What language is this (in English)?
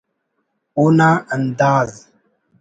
Brahui